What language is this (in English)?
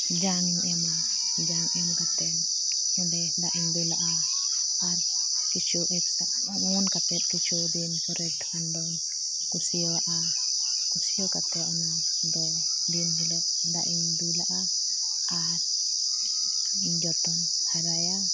Santali